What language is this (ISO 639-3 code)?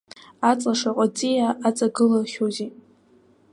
abk